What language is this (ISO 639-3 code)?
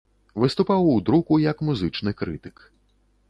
bel